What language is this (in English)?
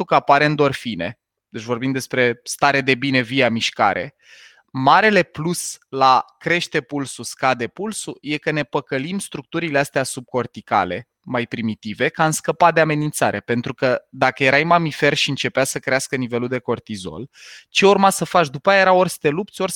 Romanian